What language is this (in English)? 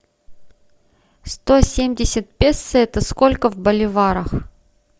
Russian